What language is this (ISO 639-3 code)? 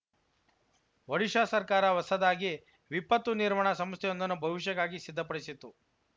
kan